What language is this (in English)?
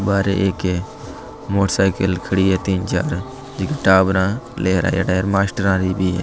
Marwari